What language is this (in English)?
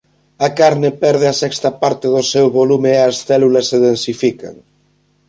Galician